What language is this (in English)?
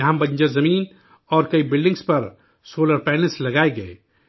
Urdu